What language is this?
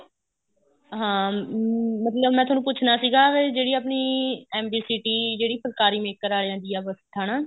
Punjabi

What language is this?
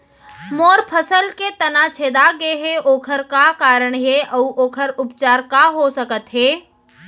Chhattisgarhi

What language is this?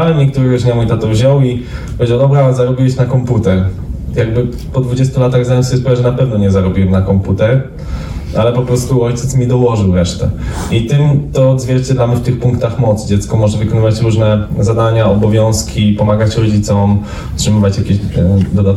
Polish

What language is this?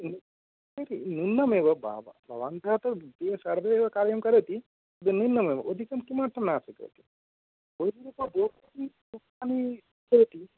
Sanskrit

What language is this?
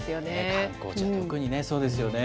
Japanese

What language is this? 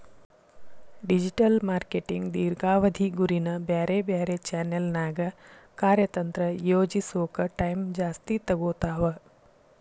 Kannada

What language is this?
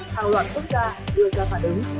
Vietnamese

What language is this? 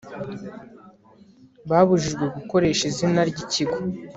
Kinyarwanda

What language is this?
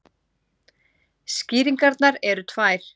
Icelandic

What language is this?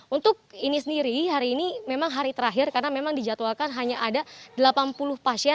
Indonesian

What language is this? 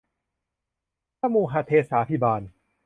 Thai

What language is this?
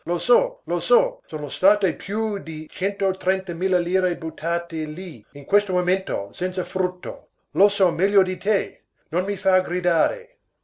Italian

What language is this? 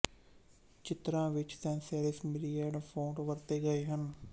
Punjabi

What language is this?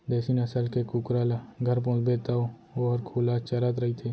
Chhattisgarhi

